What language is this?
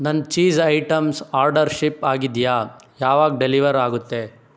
Kannada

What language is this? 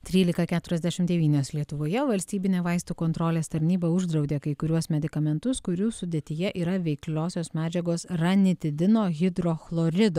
Lithuanian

